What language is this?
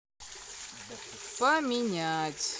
Russian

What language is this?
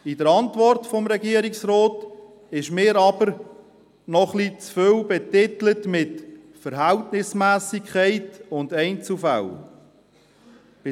Swiss German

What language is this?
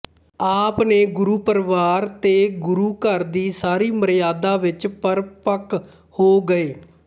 Punjabi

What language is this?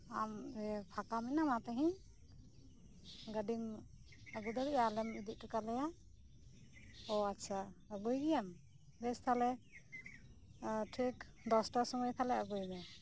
Santali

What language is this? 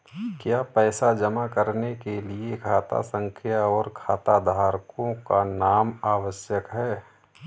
Hindi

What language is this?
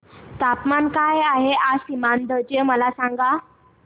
Marathi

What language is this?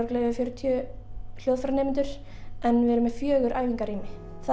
Icelandic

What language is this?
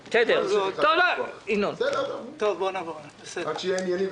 Hebrew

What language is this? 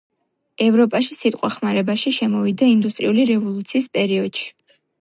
Georgian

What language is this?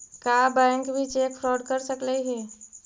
Magahi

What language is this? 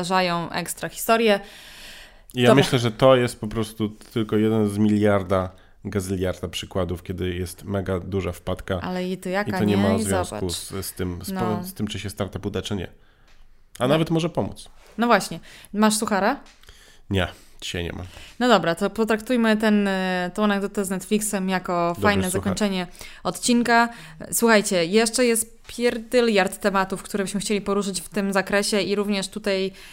Polish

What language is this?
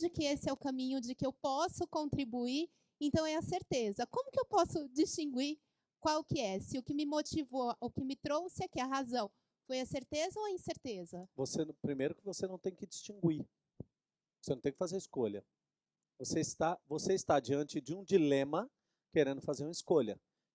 Portuguese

